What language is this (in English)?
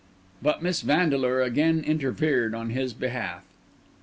English